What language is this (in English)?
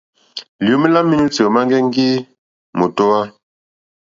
Mokpwe